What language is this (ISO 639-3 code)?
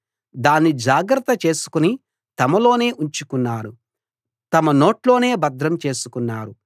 tel